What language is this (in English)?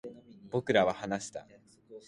Japanese